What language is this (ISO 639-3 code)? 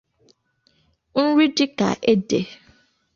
ibo